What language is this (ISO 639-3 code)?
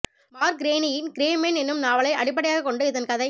tam